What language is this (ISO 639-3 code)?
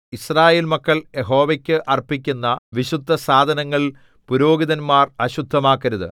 mal